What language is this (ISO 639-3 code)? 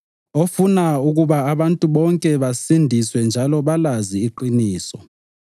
nde